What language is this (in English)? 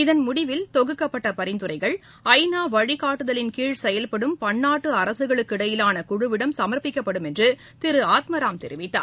Tamil